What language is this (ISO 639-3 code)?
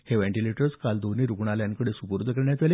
mar